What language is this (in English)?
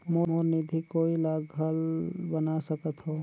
Chhattisgarhi